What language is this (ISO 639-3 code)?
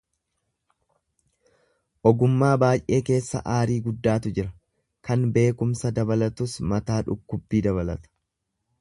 orm